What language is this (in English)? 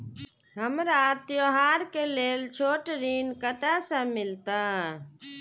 Maithili